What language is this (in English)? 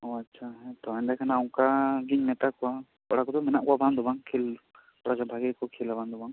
Santali